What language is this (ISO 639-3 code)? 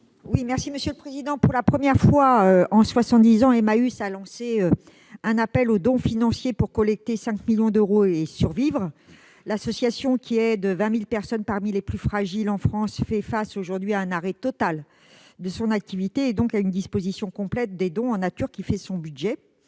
fra